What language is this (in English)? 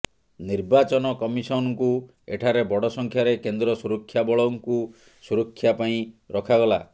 Odia